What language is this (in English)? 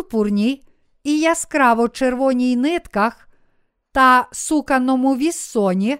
Ukrainian